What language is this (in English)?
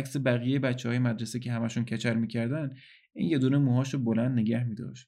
Persian